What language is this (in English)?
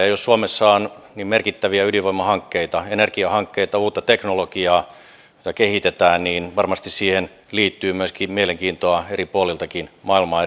Finnish